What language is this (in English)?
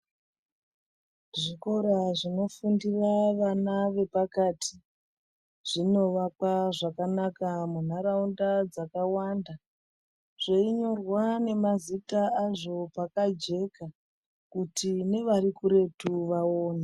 Ndau